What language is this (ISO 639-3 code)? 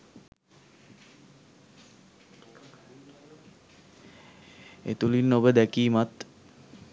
sin